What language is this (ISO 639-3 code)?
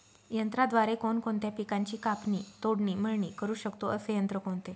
mar